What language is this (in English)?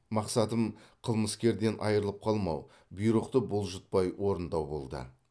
Kazakh